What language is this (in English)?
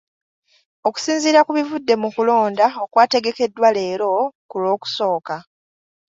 Ganda